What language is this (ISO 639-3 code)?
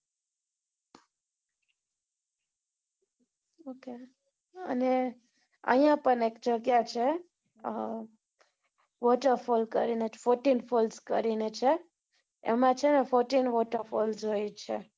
guj